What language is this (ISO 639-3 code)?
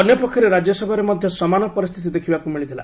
ori